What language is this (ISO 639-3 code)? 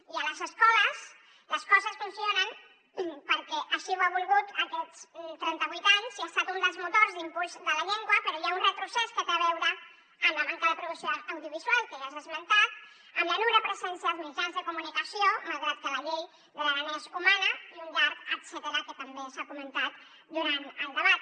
cat